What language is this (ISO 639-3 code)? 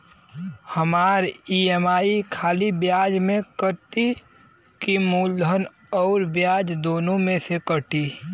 bho